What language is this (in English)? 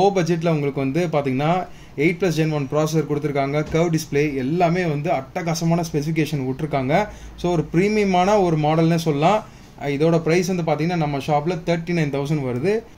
Arabic